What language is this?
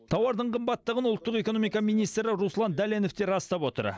Kazakh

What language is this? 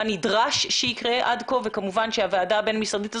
Hebrew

